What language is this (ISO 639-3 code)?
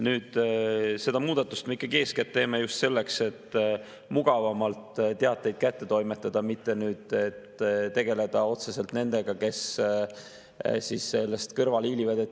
est